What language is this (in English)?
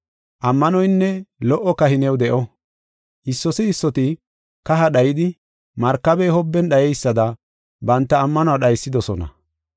Gofa